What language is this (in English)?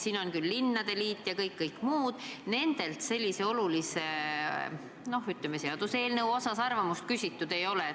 Estonian